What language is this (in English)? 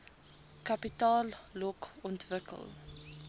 Afrikaans